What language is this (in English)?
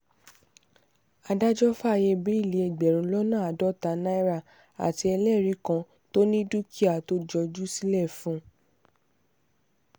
Yoruba